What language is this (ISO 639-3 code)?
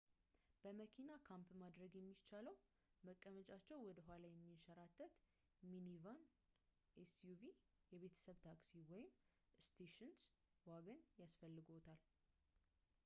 amh